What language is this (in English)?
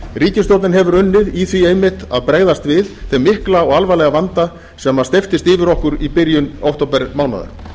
Icelandic